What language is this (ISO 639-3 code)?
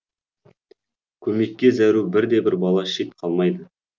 kaz